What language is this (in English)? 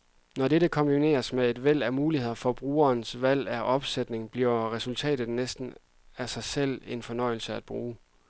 Danish